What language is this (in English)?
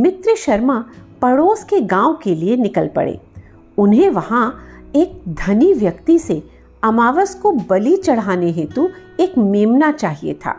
Hindi